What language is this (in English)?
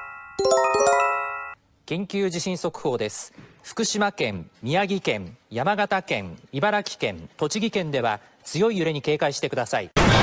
Japanese